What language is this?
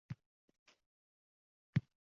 Uzbek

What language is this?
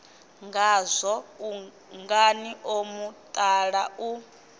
Venda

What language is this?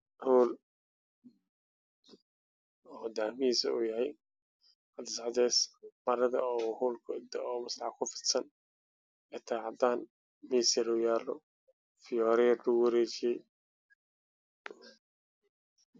Somali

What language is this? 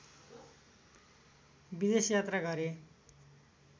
Nepali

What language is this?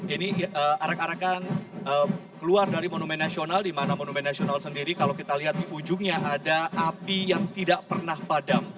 Indonesian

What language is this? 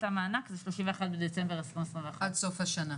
Hebrew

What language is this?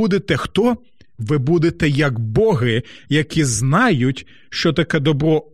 Ukrainian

